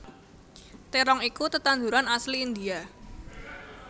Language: Javanese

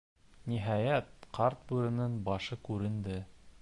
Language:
Bashkir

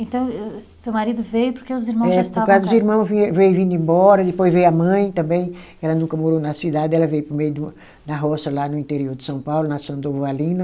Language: Portuguese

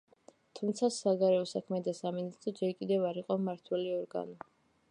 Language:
Georgian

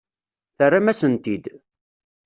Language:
Kabyle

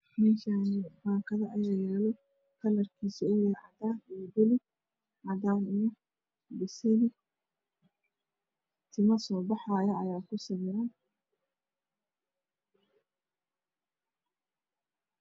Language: Somali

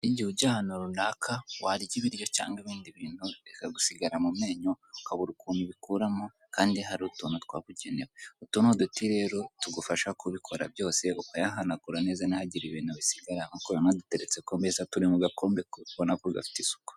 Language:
Kinyarwanda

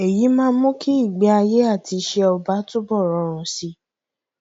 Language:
Yoruba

